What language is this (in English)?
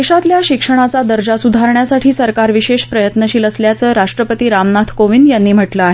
Marathi